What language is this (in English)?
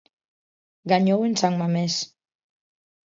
Galician